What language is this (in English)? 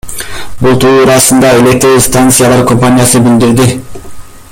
Kyrgyz